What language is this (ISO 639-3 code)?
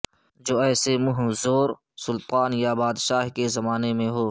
urd